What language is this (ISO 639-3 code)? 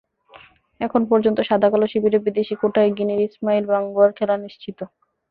ben